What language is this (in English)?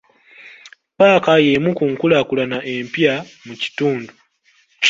Ganda